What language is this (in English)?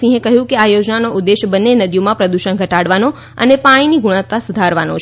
Gujarati